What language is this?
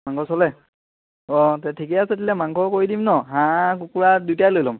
Assamese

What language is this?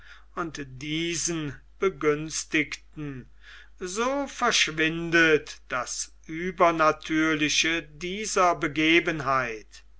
German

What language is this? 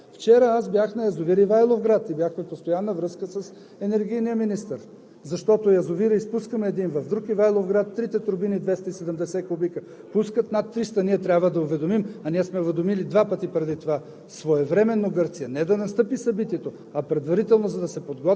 Bulgarian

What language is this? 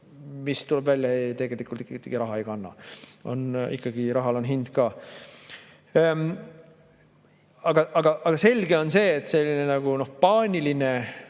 Estonian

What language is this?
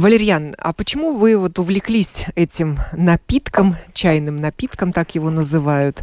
Russian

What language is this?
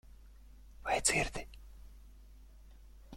Latvian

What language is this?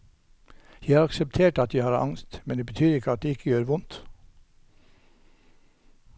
Norwegian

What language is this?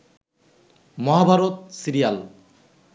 Bangla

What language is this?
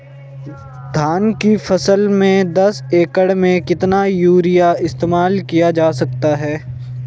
Hindi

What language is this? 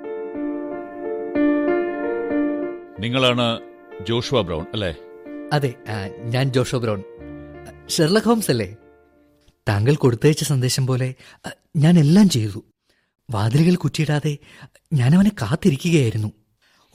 Malayalam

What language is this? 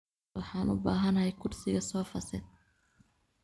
Somali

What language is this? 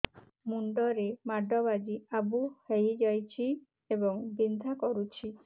Odia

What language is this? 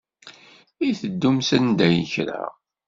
Kabyle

